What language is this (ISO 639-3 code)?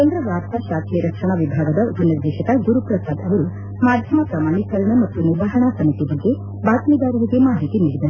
kan